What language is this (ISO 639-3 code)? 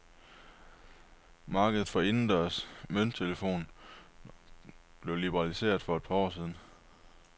dan